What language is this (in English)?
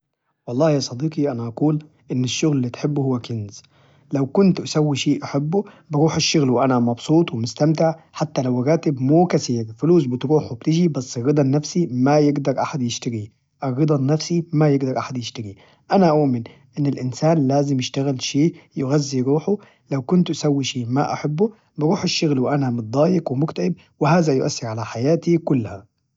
Najdi Arabic